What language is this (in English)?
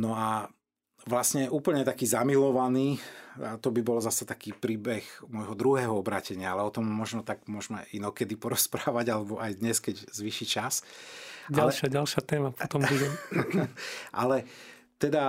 Slovak